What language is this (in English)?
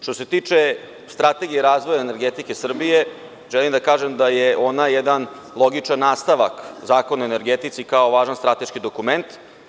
Serbian